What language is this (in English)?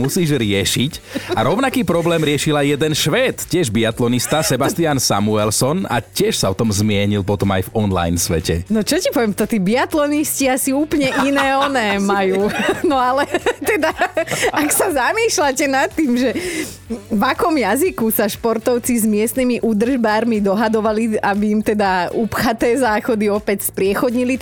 Slovak